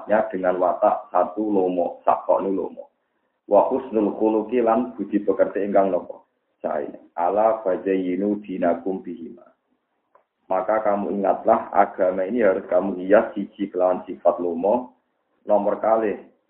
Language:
Indonesian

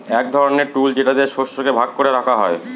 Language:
Bangla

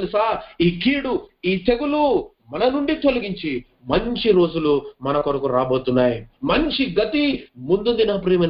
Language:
Telugu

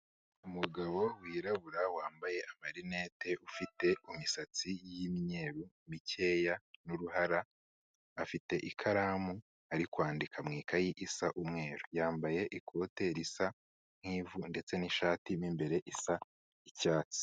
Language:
Kinyarwanda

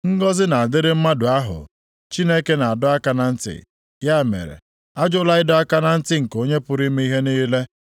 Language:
Igbo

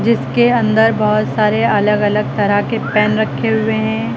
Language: Hindi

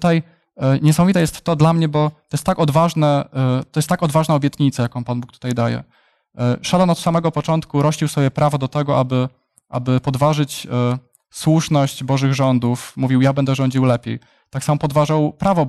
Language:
Polish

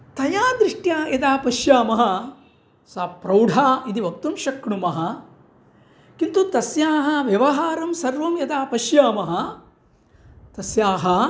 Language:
Sanskrit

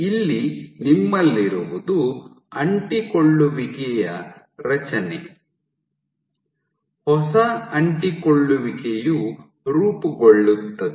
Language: Kannada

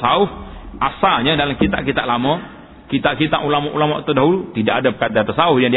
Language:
Malay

